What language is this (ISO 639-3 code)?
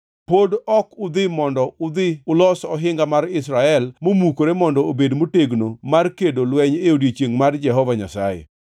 luo